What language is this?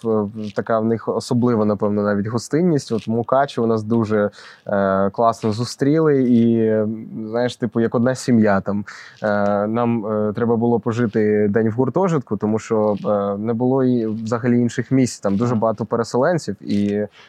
Ukrainian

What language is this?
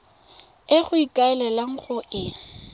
Tswana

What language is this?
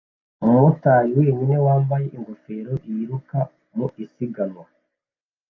Kinyarwanda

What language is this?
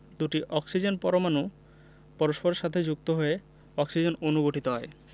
Bangla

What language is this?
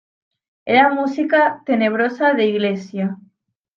Spanish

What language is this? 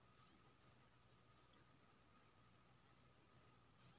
Maithili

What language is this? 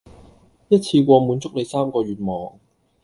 Cantonese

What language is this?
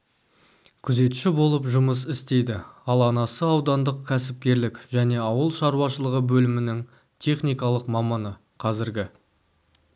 Kazakh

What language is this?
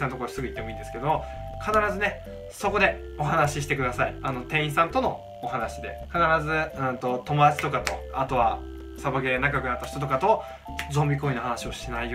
Japanese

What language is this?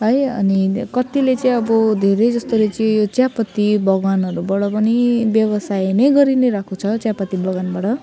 Nepali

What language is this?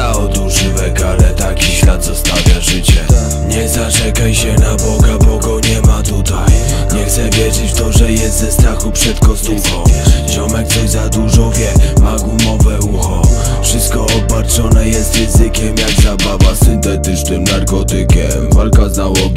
Polish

